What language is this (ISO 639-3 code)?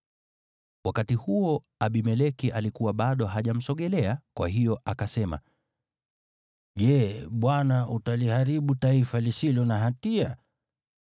swa